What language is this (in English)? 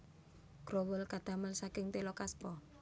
Javanese